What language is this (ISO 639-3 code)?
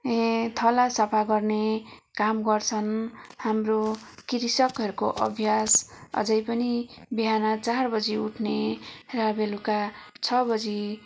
nep